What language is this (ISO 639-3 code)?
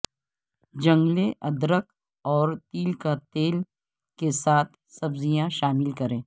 urd